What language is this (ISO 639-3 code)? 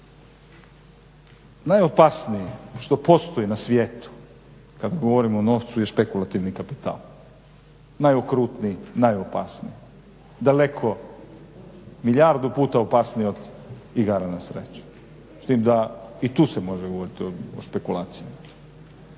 hrv